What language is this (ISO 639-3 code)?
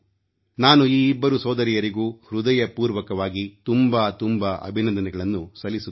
kan